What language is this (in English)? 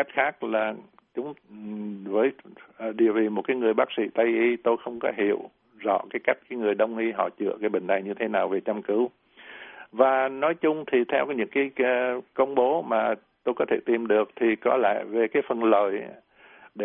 Vietnamese